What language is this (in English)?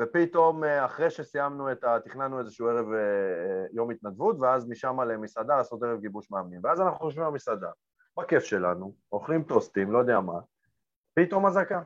Hebrew